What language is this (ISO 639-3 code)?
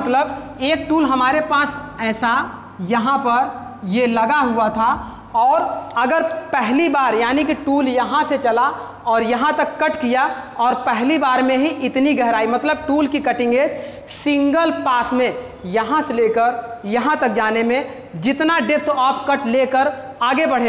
hin